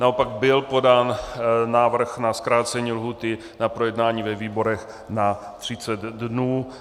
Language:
Czech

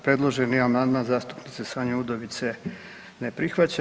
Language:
Croatian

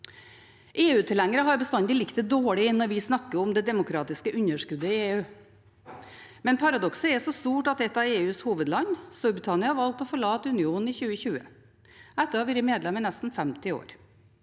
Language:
Norwegian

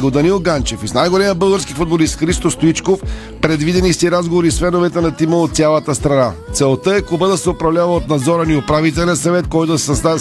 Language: Bulgarian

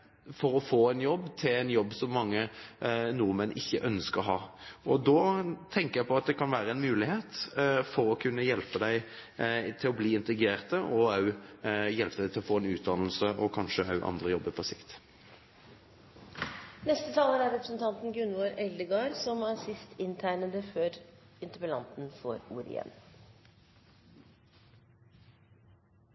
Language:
Norwegian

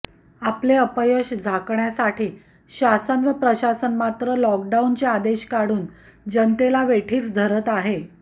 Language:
Marathi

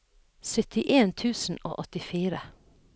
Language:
Norwegian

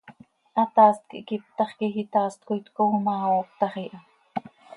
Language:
Seri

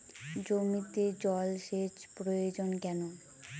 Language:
Bangla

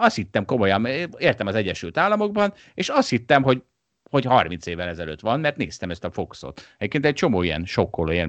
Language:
Hungarian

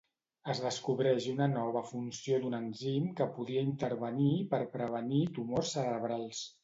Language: Catalan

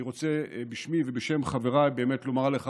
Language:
Hebrew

